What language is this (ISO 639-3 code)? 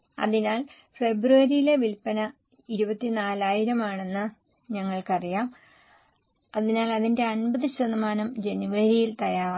mal